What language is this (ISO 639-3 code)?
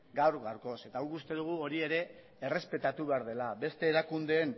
eus